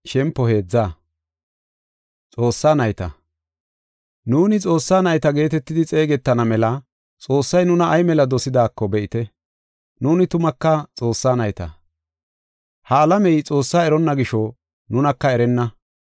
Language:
Gofa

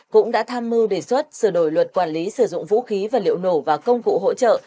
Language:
Vietnamese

